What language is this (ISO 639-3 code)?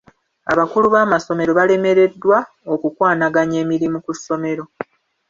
lug